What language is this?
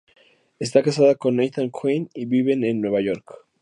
Spanish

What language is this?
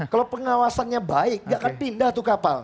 Indonesian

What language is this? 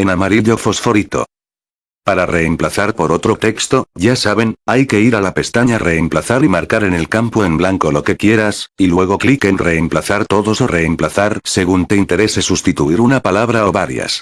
Spanish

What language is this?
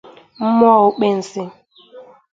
Igbo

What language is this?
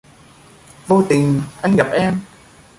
Vietnamese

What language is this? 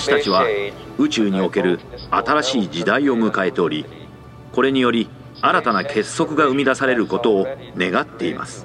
Japanese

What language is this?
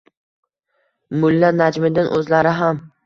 Uzbek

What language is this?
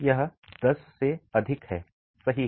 Hindi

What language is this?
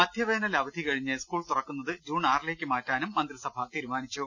Malayalam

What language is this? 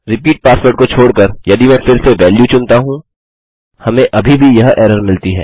Hindi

